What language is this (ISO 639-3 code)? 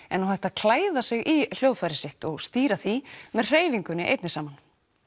isl